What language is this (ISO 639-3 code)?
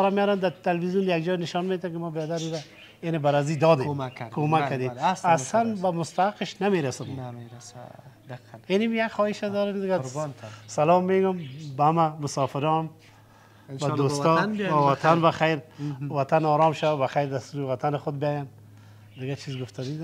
fas